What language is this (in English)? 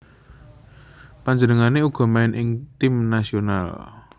Javanese